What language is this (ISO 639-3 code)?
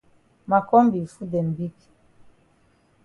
wes